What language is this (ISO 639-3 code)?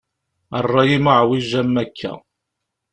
kab